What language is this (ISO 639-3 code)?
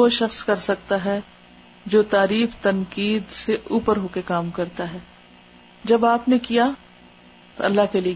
urd